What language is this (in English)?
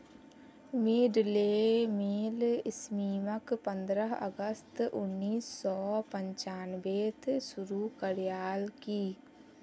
Magahi